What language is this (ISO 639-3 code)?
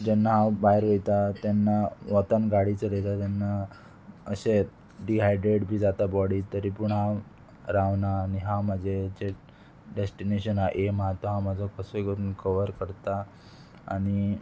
kok